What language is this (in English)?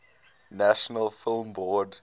English